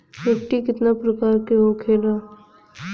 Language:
Bhojpuri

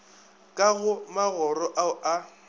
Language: Northern Sotho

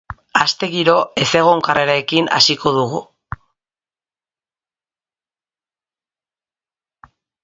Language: Basque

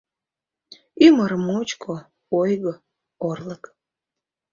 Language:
Mari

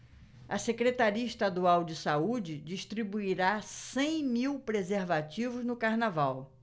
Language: Portuguese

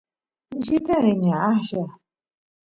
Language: Santiago del Estero Quichua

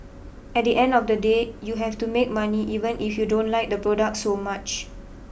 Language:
English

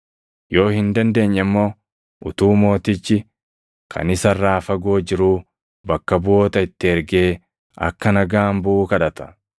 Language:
Oromo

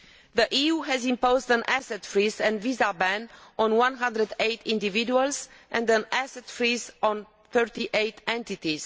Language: English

